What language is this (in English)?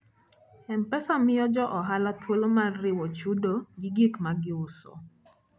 Luo (Kenya and Tanzania)